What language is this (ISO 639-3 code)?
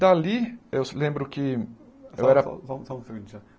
por